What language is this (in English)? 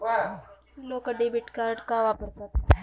Marathi